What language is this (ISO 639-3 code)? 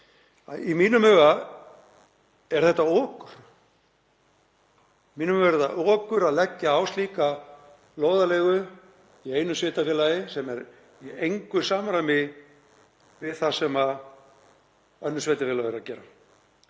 isl